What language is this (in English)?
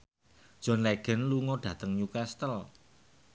Javanese